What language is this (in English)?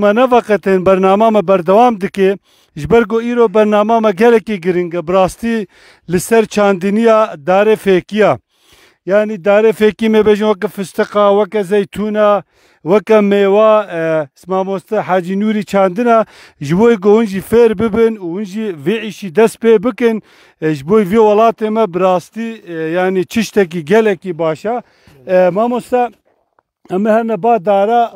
Turkish